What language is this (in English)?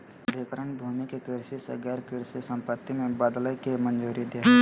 Magahi